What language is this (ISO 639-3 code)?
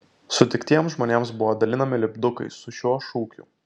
lit